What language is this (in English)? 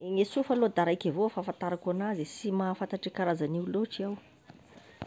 Tesaka Malagasy